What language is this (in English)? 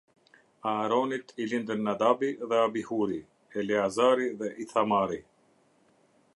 Albanian